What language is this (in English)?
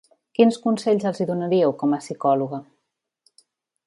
Catalan